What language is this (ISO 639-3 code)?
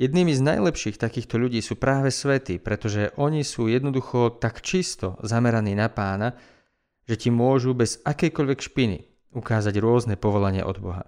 slk